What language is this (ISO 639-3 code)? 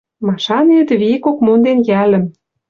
mrj